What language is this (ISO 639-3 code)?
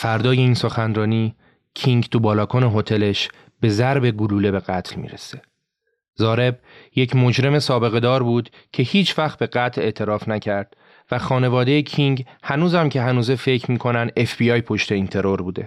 fas